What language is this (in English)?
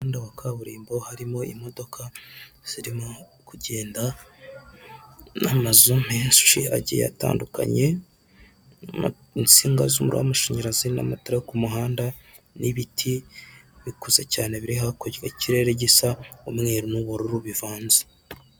Kinyarwanda